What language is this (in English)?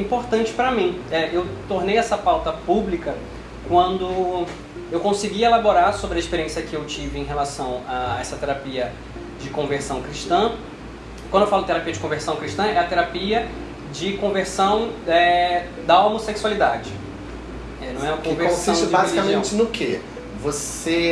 Portuguese